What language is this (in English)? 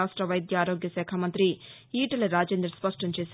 Telugu